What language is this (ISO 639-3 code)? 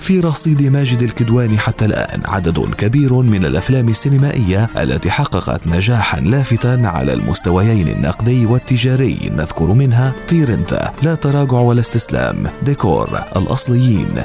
ara